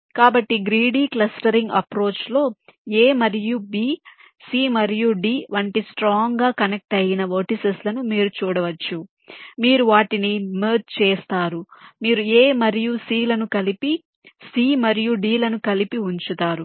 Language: Telugu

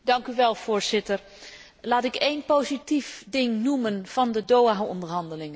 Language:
Dutch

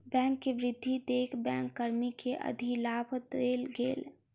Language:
Maithili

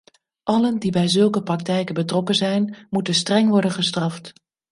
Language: Dutch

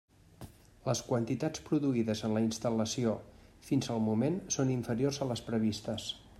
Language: Catalan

